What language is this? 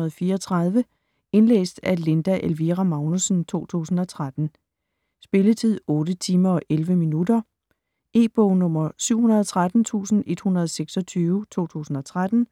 Danish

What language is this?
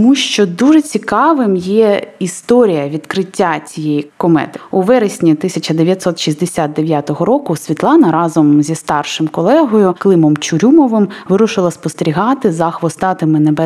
Ukrainian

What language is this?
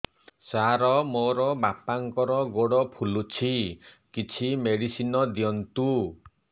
Odia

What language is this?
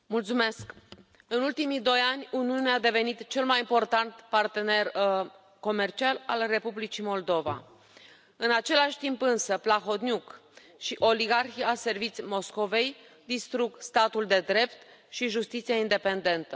Romanian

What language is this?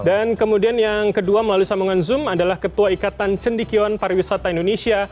Indonesian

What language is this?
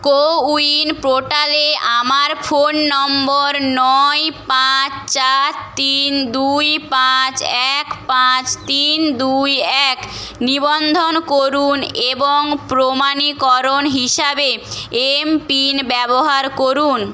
Bangla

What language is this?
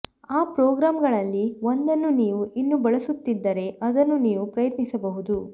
Kannada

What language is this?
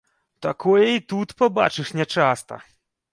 Belarusian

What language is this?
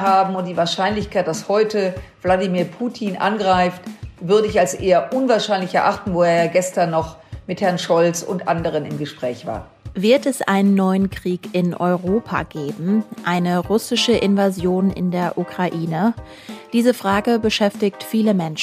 German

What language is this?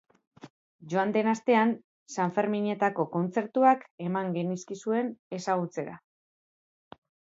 Basque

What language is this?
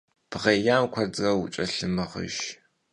Kabardian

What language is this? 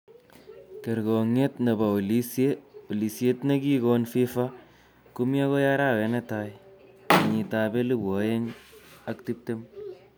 Kalenjin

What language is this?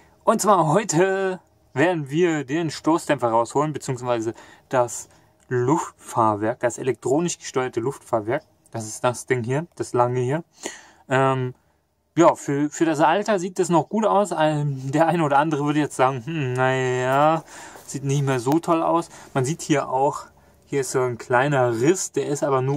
German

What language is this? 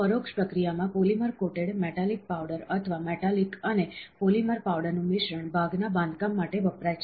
Gujarati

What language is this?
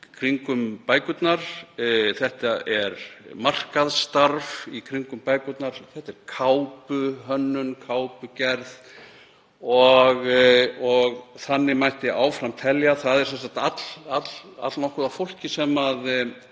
Icelandic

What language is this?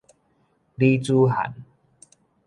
Min Nan Chinese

